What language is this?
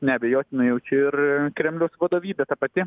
Lithuanian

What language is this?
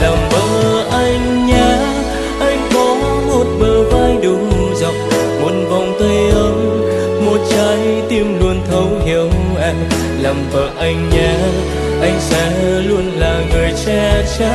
Vietnamese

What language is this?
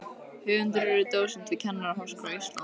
Icelandic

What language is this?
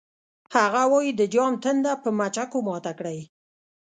Pashto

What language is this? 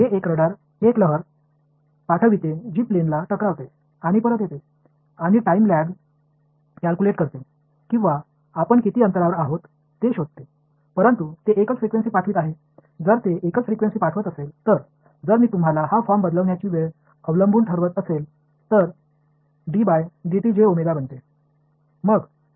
Tamil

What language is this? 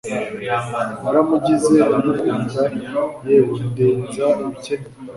Kinyarwanda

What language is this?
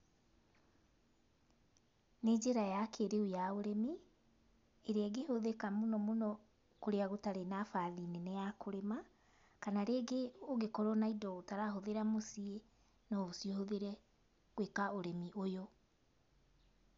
Kikuyu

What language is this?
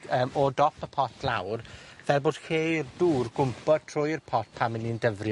Welsh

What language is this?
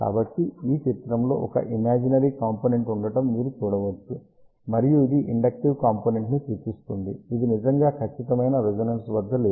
Telugu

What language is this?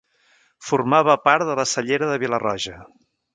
Catalan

